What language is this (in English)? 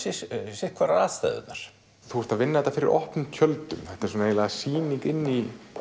Icelandic